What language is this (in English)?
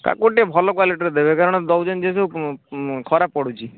Odia